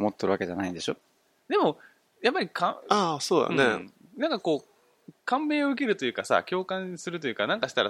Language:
Japanese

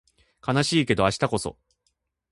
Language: Japanese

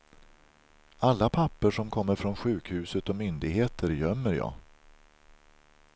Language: Swedish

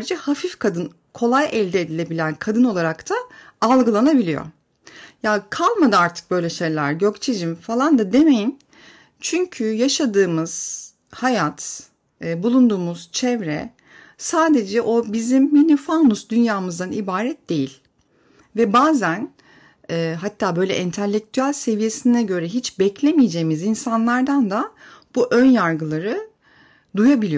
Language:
Turkish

